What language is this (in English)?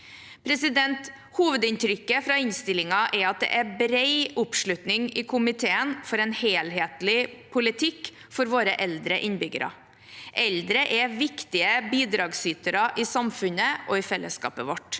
Norwegian